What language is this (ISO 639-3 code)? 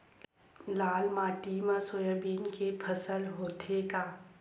hne